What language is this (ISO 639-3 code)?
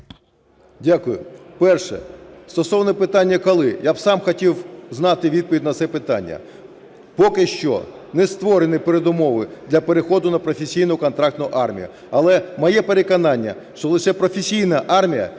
ukr